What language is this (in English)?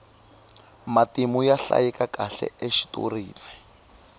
Tsonga